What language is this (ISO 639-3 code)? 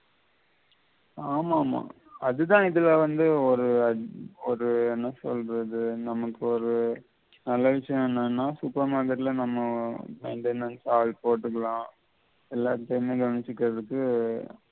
tam